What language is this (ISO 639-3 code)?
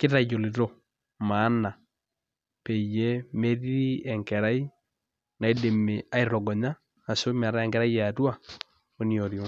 mas